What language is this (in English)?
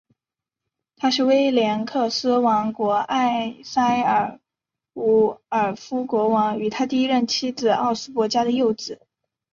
Chinese